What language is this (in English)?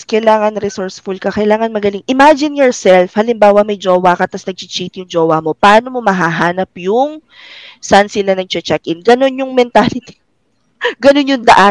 Filipino